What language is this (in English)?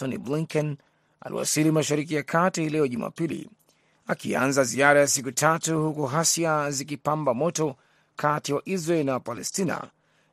Swahili